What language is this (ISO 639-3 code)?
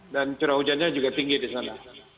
ind